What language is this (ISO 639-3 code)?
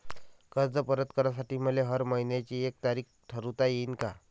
mar